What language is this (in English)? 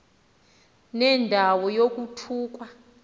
Xhosa